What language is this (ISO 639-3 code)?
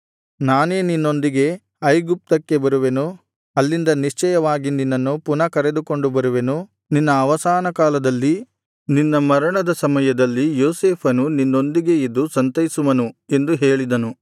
kan